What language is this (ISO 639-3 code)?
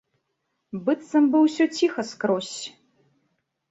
bel